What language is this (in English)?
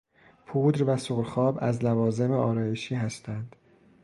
Persian